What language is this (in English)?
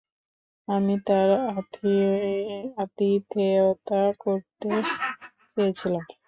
Bangla